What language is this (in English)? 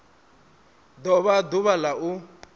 Venda